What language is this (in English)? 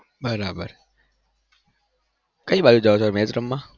Gujarati